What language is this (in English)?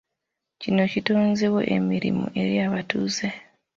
Ganda